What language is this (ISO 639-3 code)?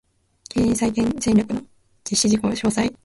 jpn